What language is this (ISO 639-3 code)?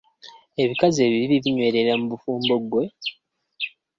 lug